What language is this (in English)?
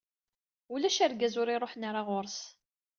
Kabyle